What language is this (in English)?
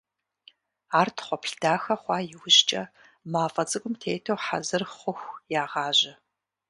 Kabardian